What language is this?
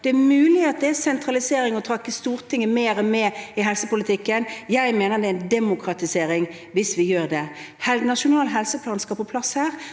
Norwegian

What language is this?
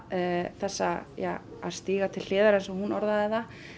Icelandic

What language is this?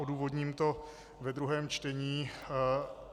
Czech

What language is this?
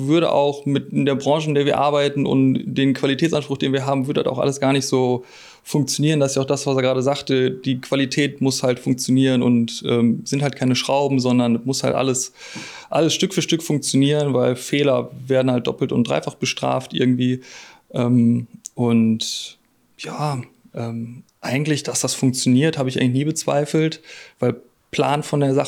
German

